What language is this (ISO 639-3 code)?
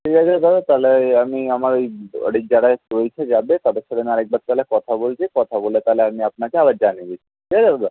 ben